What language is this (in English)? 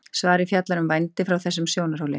Icelandic